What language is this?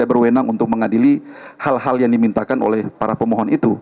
Indonesian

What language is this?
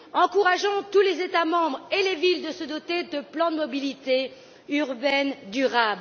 French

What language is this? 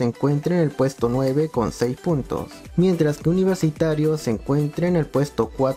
Spanish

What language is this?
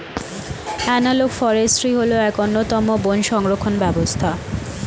Bangla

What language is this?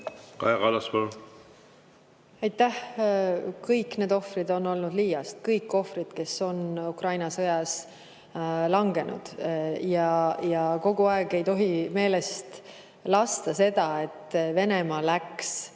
Estonian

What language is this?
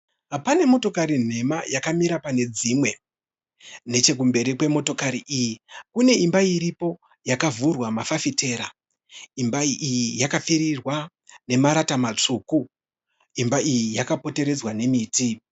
Shona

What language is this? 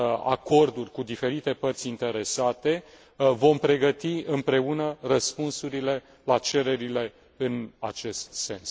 Romanian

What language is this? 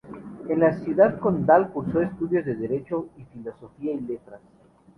Spanish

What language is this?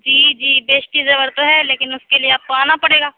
Urdu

